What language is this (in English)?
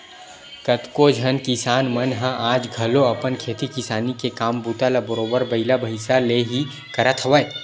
Chhattisgarhi